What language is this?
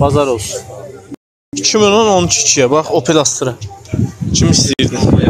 Turkish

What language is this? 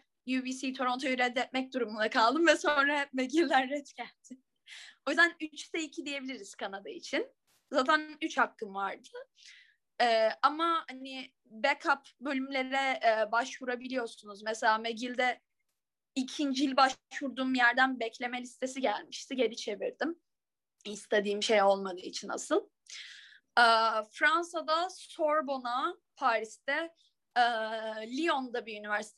Turkish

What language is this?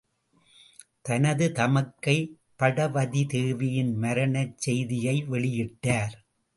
Tamil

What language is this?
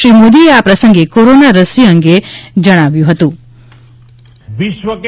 Gujarati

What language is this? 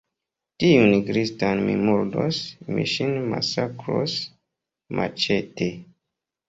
Esperanto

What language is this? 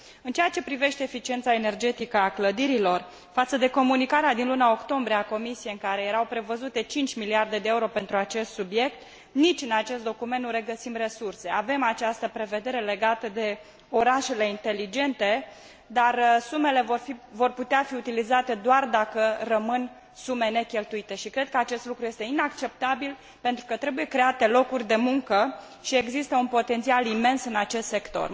Romanian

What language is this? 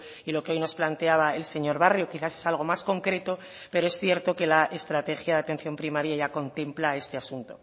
Spanish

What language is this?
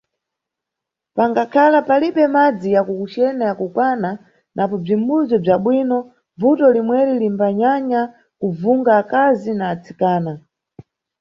Nyungwe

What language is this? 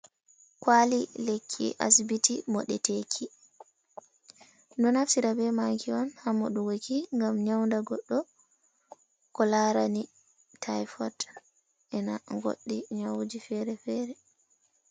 Fula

